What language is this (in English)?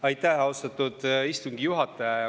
Estonian